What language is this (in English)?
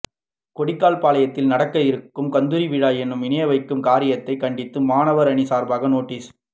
Tamil